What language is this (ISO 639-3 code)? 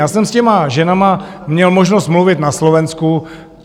ces